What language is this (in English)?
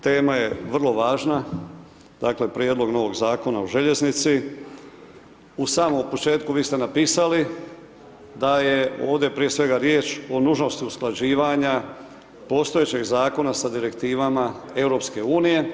Croatian